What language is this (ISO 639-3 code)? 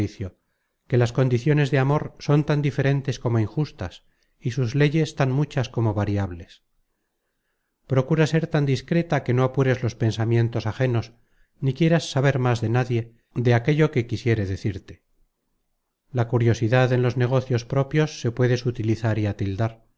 spa